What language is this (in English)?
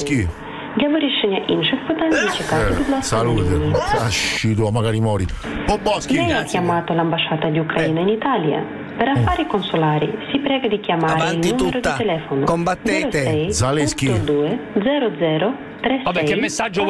Italian